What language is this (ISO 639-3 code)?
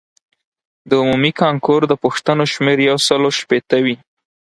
pus